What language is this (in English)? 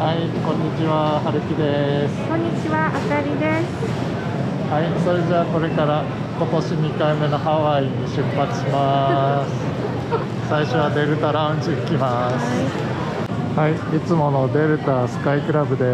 Japanese